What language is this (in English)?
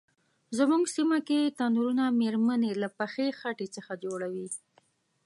Pashto